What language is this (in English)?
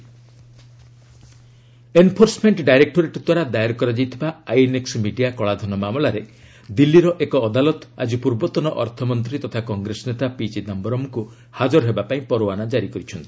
Odia